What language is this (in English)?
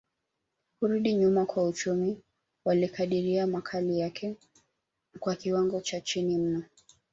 Swahili